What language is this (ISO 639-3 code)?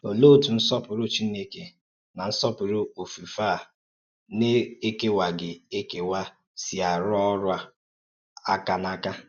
ibo